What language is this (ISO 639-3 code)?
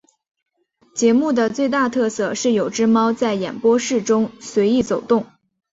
zho